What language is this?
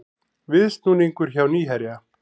Icelandic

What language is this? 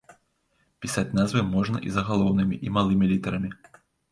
Belarusian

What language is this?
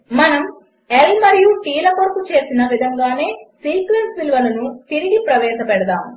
Telugu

